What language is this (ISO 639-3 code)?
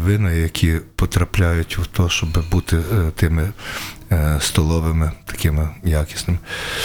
ukr